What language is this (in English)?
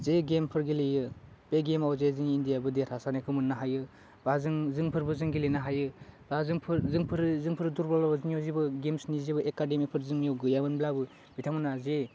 Bodo